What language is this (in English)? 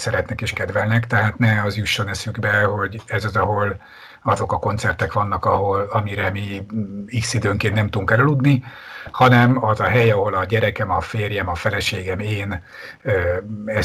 Hungarian